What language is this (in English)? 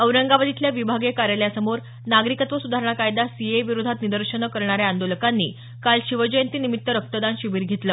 Marathi